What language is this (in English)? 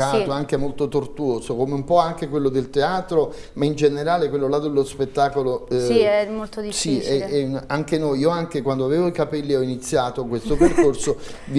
Italian